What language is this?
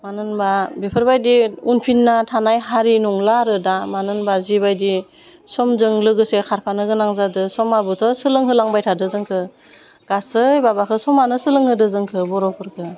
Bodo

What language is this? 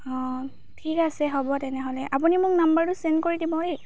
Assamese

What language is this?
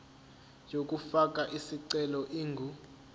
Zulu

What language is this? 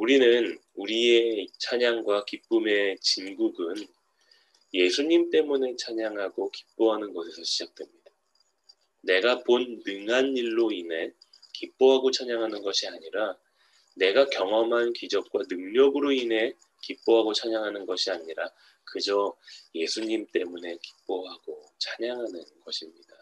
Korean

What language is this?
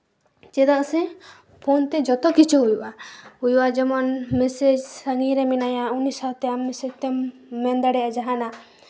Santali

